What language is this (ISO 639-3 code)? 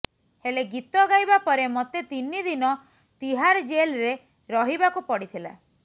ori